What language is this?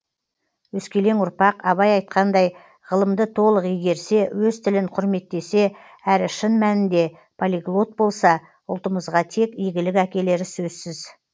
Kazakh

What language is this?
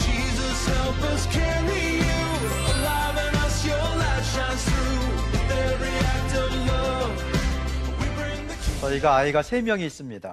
Korean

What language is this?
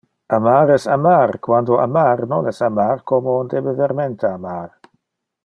Interlingua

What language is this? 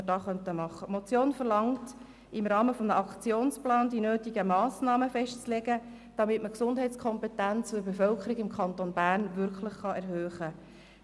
Swiss German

